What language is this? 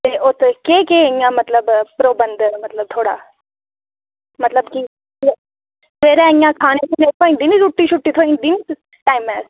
Dogri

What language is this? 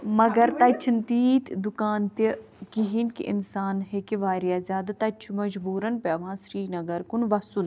Kashmiri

